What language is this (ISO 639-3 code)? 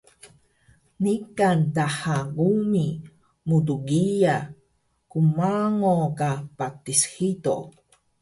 trv